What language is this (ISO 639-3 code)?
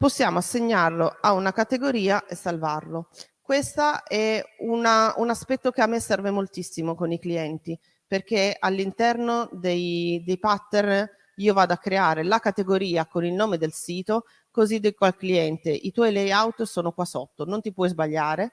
ita